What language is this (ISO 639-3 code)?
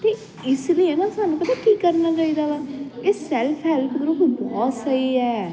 pan